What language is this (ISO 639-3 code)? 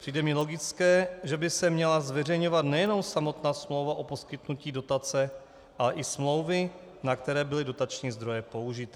ces